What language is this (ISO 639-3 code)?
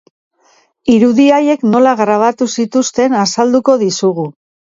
eus